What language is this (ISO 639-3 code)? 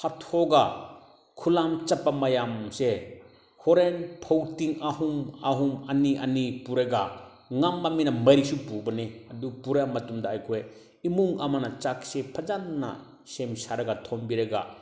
mni